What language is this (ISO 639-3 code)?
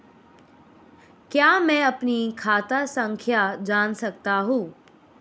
hin